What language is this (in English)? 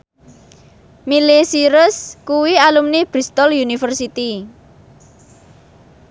Javanese